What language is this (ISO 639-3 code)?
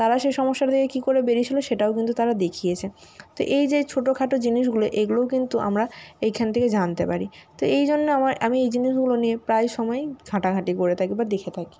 ben